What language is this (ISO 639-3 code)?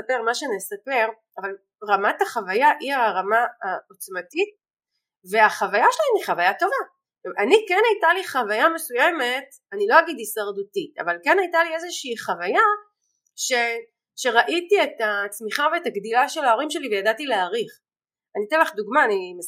heb